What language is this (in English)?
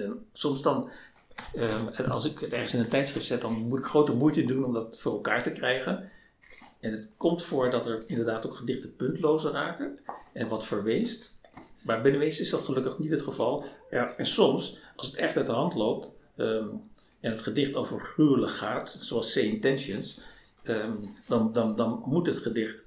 Dutch